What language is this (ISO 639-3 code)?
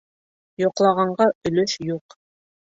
bak